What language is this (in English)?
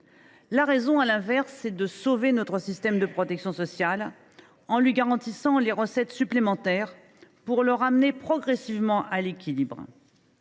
French